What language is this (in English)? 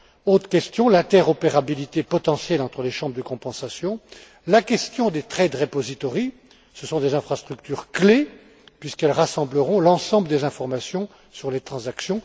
French